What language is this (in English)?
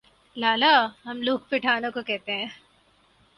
Urdu